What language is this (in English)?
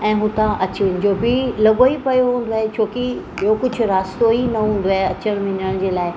Sindhi